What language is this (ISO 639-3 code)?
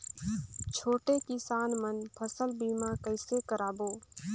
hne